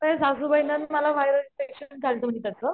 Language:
Marathi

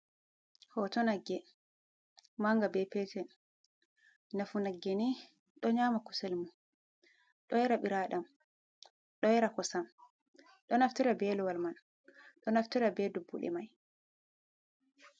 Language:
Fula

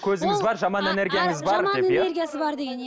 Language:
Kazakh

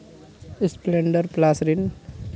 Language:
Santali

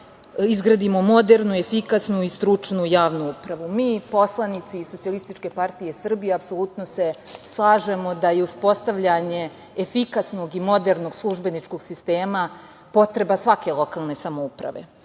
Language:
Serbian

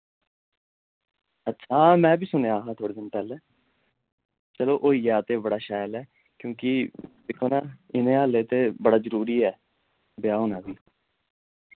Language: Dogri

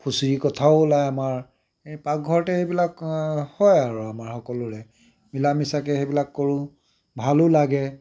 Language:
Assamese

